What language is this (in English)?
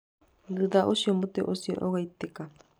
Kikuyu